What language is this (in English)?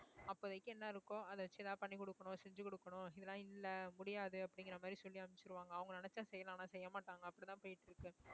Tamil